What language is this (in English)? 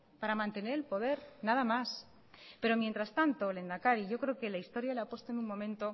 Spanish